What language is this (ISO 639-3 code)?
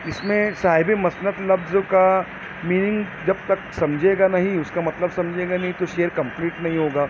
urd